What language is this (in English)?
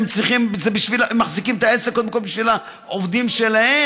Hebrew